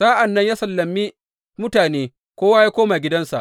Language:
Hausa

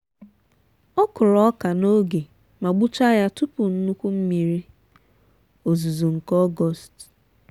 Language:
Igbo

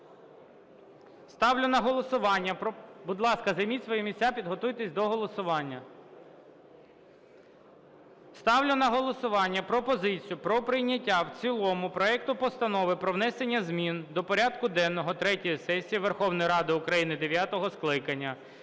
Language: Ukrainian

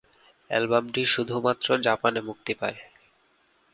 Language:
Bangla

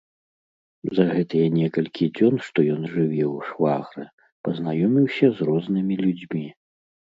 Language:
Belarusian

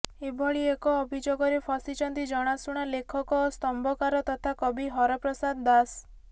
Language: Odia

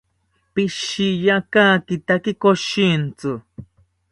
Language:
South Ucayali Ashéninka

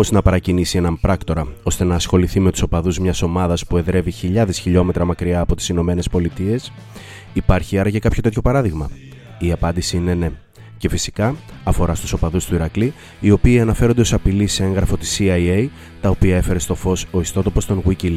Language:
Greek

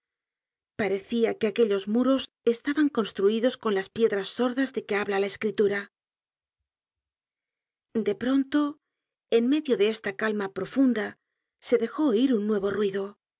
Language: Spanish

